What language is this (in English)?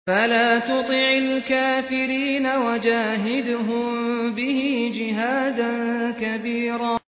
Arabic